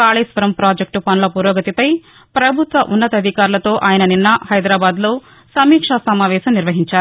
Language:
Telugu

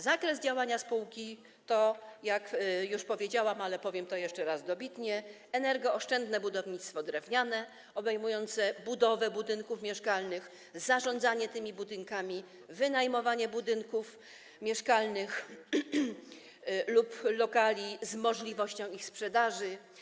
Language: Polish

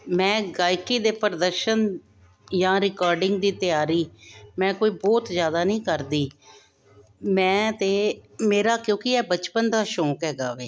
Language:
Punjabi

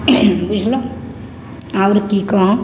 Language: Maithili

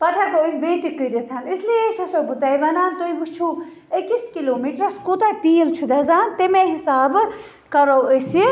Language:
Kashmiri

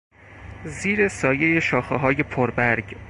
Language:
Persian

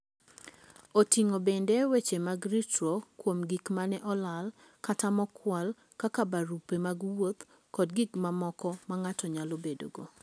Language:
Luo (Kenya and Tanzania)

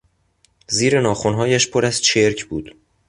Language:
Persian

